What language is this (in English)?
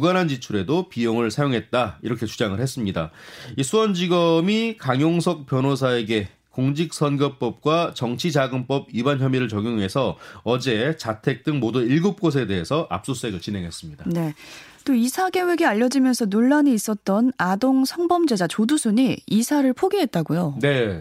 Korean